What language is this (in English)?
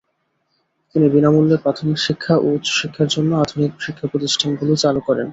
Bangla